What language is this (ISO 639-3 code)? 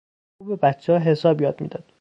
fas